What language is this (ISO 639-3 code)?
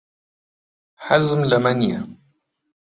ckb